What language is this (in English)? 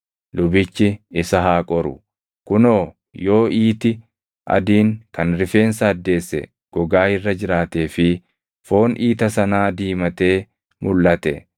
Oromo